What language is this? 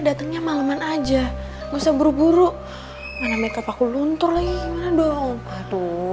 Indonesian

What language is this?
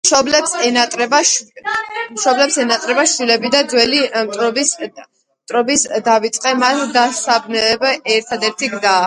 Georgian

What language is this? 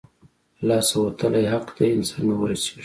Pashto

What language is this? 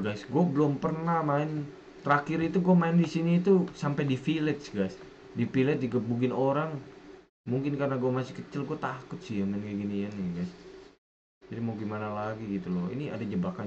Indonesian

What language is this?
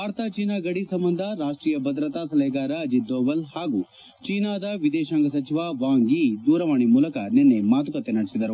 Kannada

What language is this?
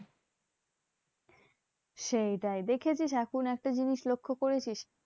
Bangla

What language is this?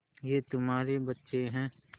Hindi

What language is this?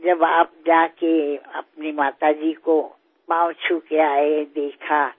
Assamese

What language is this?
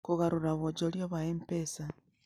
Kikuyu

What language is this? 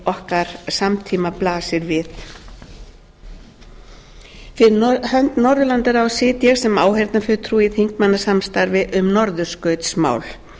Icelandic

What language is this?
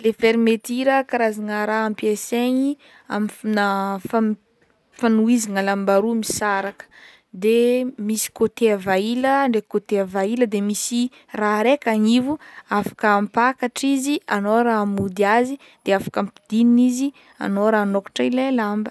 Northern Betsimisaraka Malagasy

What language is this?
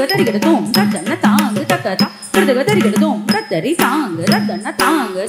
Arabic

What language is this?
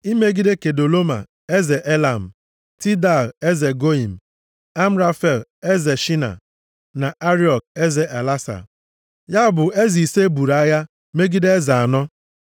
Igbo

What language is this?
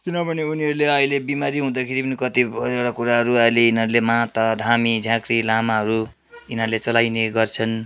Nepali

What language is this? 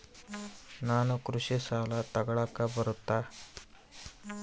Kannada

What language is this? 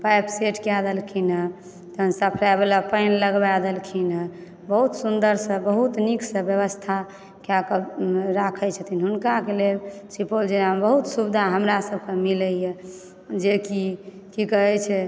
Maithili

